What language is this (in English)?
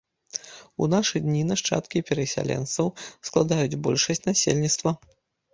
Belarusian